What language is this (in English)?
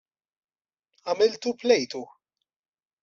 Maltese